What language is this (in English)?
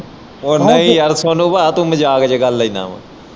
Punjabi